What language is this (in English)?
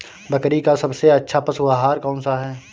Hindi